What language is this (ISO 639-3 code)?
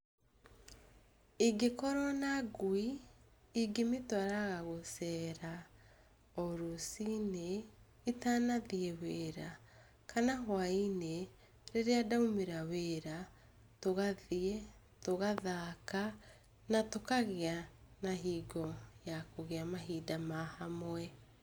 kik